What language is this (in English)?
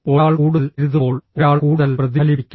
Malayalam